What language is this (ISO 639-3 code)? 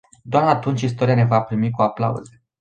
ron